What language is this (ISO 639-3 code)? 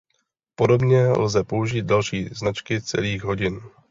ces